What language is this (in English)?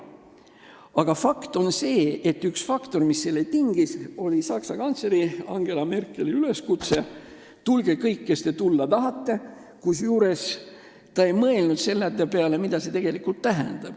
Estonian